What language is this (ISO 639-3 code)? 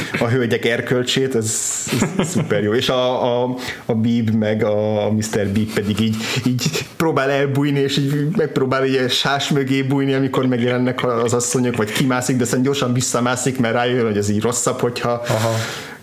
hun